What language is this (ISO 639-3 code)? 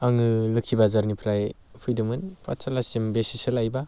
brx